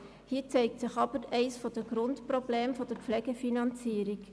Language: Swiss German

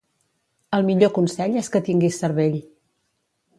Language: Catalan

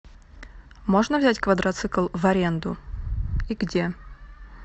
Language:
Russian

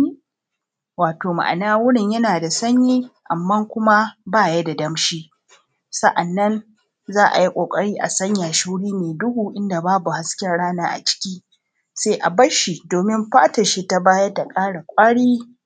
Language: Hausa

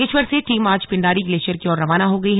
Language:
Hindi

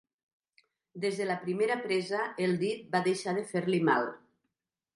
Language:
Catalan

